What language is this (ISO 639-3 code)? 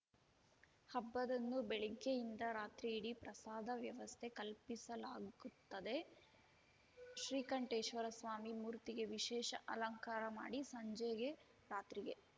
kan